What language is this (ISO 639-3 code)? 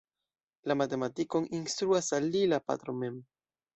epo